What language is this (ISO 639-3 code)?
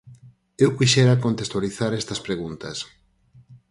glg